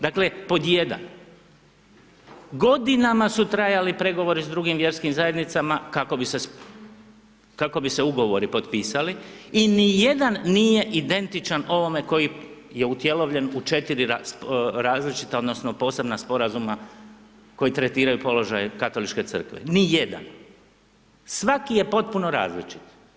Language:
Croatian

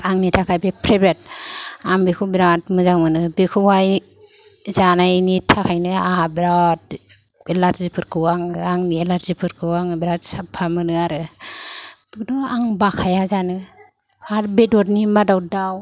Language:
Bodo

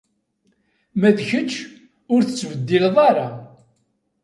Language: Kabyle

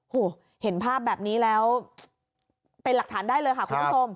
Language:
Thai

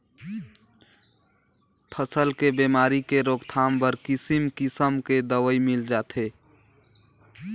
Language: Chhattisgarhi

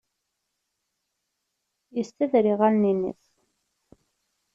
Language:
Kabyle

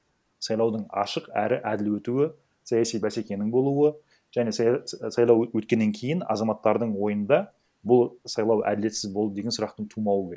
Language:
Kazakh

